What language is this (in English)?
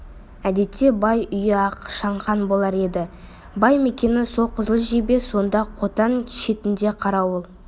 Kazakh